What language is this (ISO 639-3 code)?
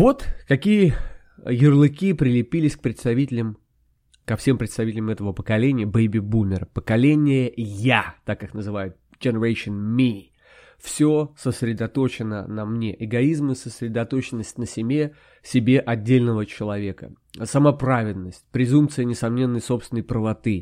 rus